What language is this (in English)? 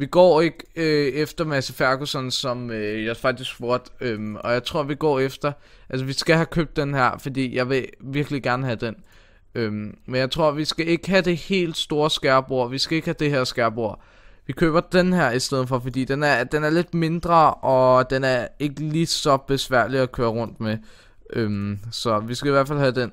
Danish